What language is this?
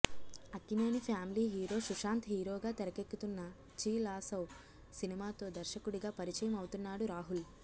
Telugu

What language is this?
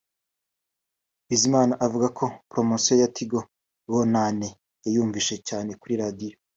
Kinyarwanda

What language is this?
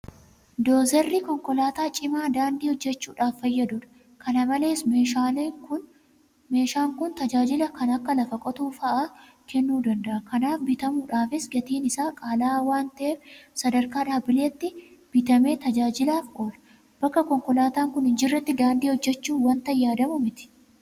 Oromo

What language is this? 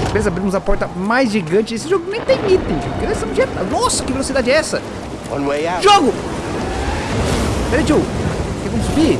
Portuguese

